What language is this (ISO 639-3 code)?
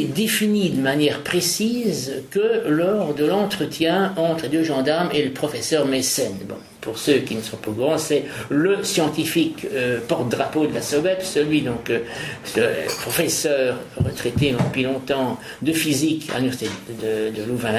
fra